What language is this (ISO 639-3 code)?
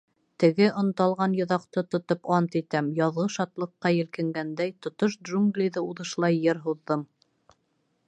bak